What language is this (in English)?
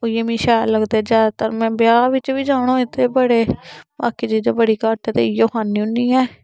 Dogri